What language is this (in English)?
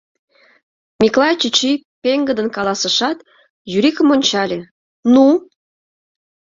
Mari